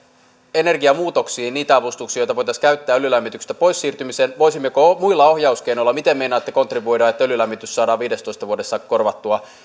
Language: Finnish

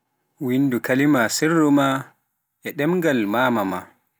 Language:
Pular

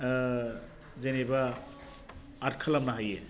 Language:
Bodo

